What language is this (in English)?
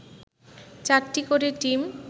Bangla